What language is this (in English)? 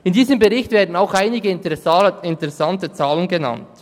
Swiss German